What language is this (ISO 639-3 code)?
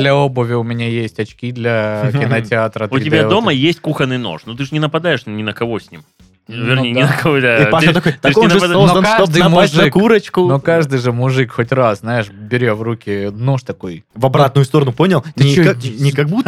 rus